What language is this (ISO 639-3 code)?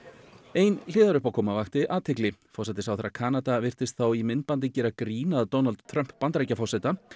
isl